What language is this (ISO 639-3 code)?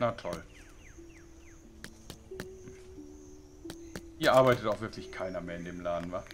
deu